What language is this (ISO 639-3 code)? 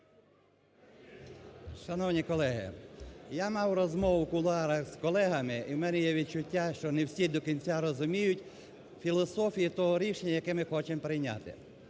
ukr